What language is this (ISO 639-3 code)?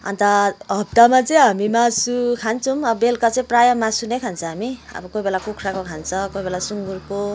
nep